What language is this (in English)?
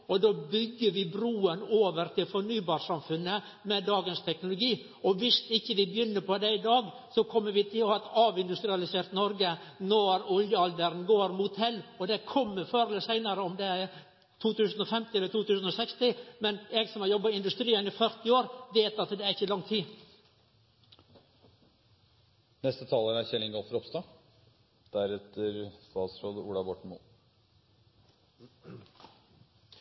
Norwegian Nynorsk